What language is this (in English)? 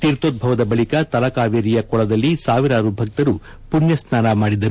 Kannada